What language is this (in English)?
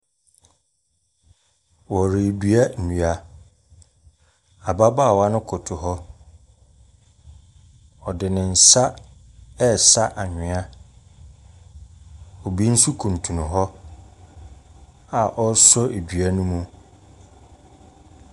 Akan